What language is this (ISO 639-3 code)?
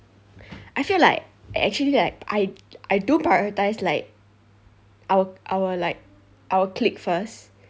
eng